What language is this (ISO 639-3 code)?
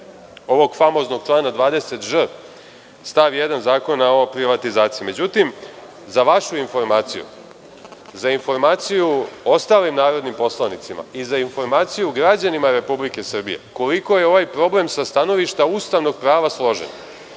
srp